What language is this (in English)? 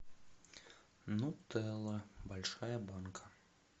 Russian